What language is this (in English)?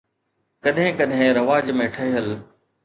Sindhi